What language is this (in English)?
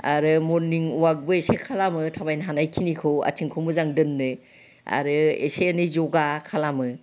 Bodo